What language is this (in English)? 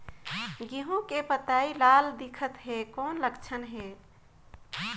Chhattisgarhi